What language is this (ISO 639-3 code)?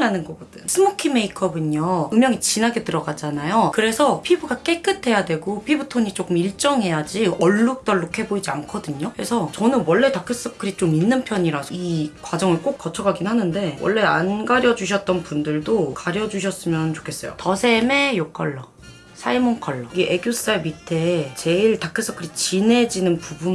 kor